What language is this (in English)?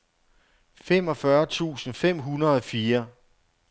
Danish